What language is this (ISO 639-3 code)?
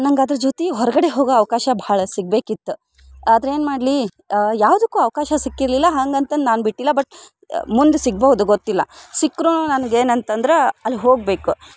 kan